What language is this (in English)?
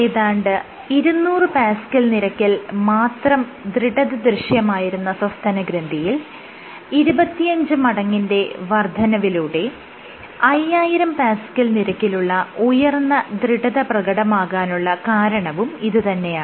Malayalam